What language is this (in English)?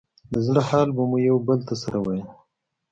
Pashto